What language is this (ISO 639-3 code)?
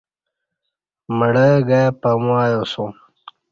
bsh